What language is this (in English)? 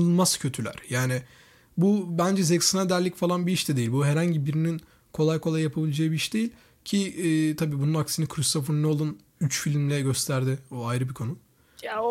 Turkish